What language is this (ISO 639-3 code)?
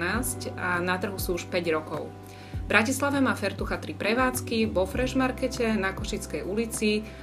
slk